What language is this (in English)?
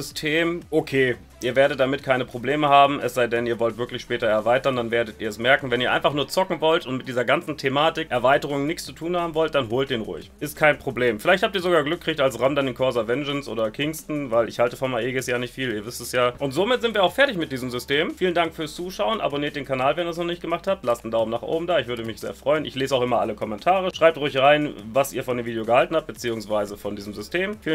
German